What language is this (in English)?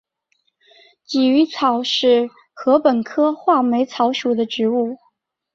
Chinese